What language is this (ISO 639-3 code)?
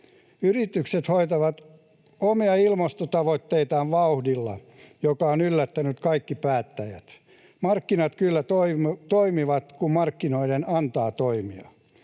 fin